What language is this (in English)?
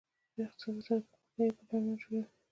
Pashto